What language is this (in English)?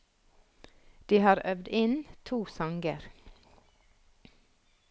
Norwegian